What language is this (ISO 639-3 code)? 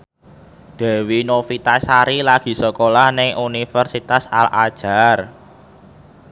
jav